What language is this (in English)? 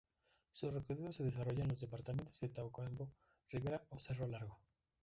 Spanish